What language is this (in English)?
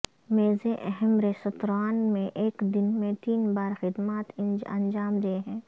Urdu